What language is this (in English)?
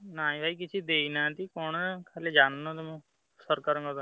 Odia